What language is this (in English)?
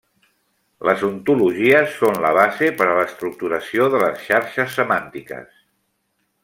Catalan